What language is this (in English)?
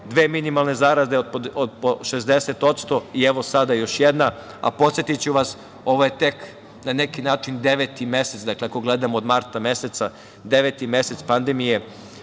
Serbian